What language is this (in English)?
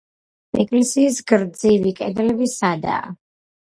Georgian